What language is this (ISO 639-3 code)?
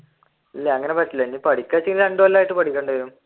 mal